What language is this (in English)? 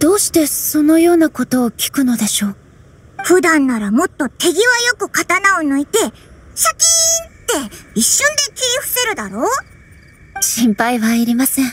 Japanese